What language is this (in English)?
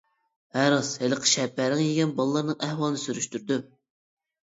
Uyghur